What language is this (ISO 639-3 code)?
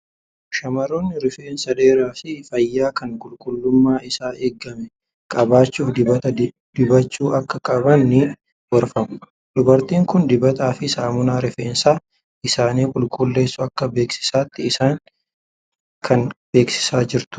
orm